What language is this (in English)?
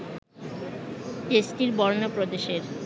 Bangla